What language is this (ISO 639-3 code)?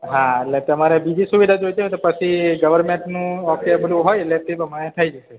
guj